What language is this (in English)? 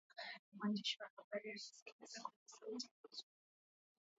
Swahili